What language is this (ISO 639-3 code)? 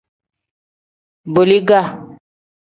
kdh